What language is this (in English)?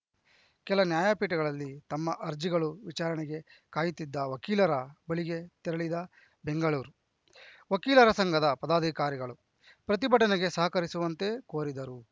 Kannada